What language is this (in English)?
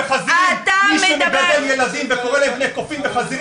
Hebrew